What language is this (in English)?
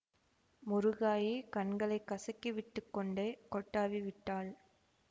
Tamil